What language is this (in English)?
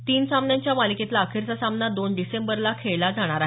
Marathi